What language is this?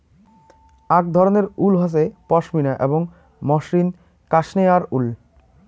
Bangla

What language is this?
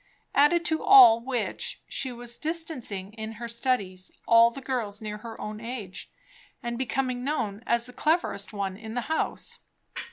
English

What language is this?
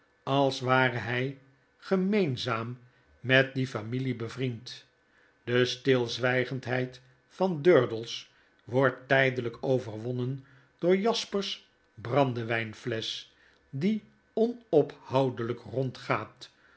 Dutch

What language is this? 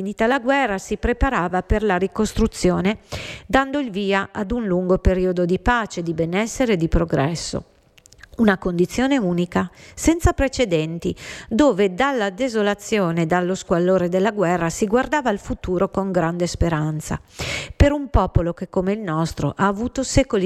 Italian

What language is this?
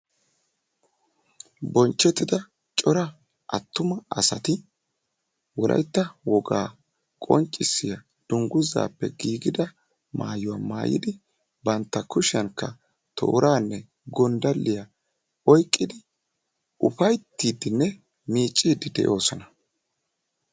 Wolaytta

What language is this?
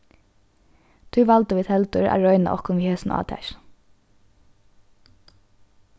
Faroese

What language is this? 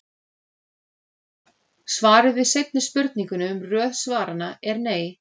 Icelandic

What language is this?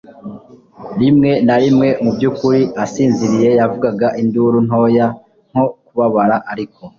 Kinyarwanda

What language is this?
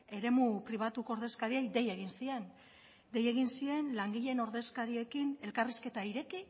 Basque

